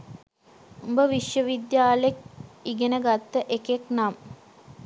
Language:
Sinhala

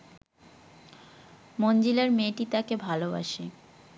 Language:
Bangla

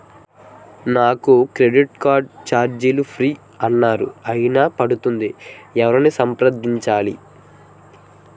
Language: Telugu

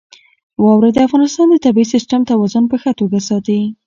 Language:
Pashto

